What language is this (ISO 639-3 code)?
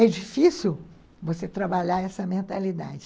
por